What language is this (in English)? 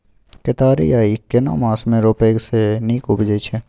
Maithili